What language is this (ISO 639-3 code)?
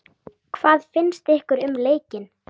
isl